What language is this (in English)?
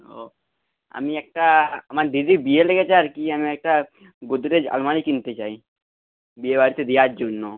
Bangla